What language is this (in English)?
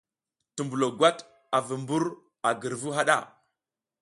South Giziga